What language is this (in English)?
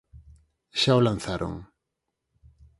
Galician